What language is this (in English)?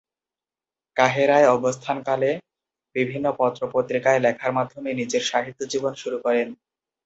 Bangla